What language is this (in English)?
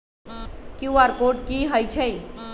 Magahi